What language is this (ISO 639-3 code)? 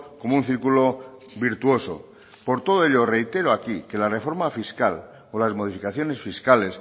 spa